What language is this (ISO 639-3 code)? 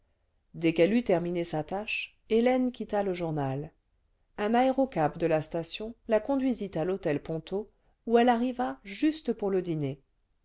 fra